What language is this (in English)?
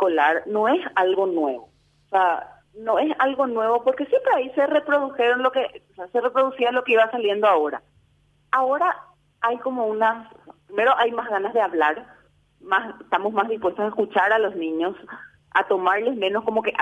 Spanish